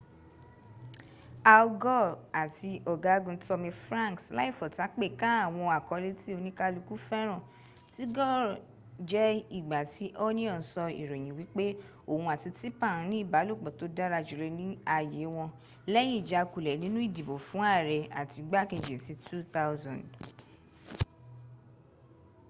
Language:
Yoruba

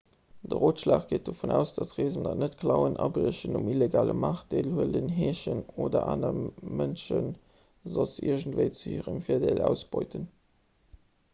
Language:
Luxembourgish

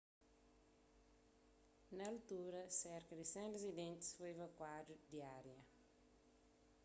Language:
Kabuverdianu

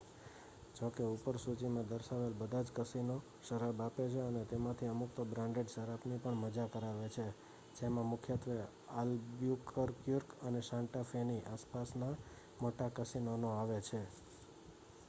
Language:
Gujarati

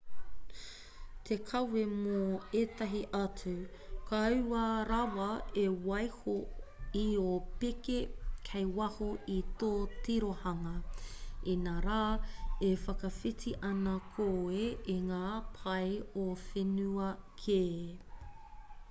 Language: Māori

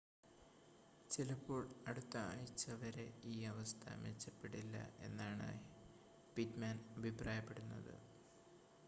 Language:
Malayalam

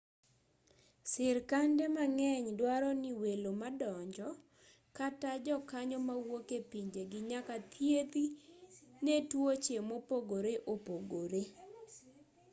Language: Luo (Kenya and Tanzania)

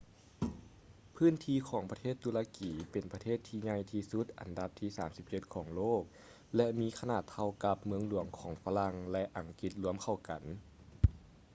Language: Lao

